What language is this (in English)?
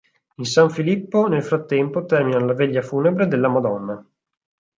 Italian